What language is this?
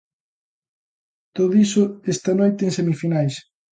Galician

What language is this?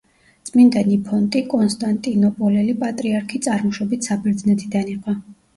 Georgian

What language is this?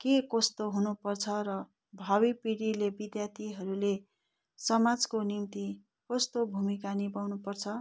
Nepali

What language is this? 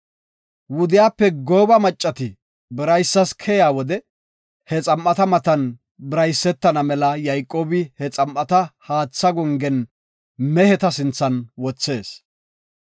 Gofa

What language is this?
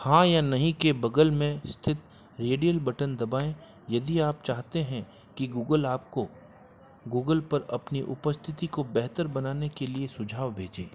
Hindi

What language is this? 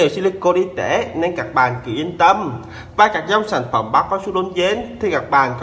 Vietnamese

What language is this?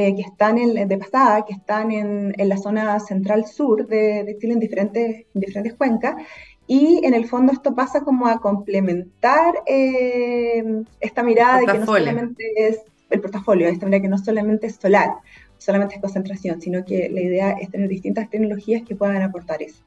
Spanish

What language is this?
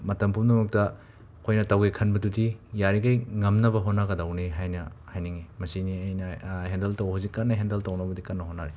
Manipuri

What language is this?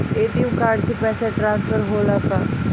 Bhojpuri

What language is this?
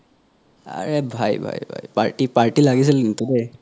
Assamese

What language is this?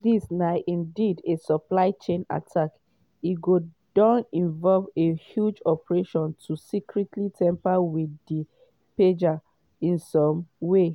Nigerian Pidgin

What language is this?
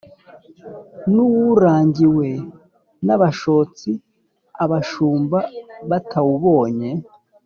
Kinyarwanda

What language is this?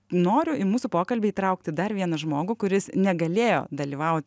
Lithuanian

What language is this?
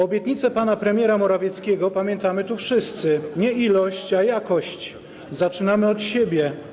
Polish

